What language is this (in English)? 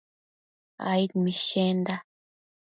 Matsés